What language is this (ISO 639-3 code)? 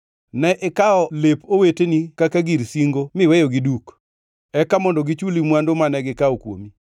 luo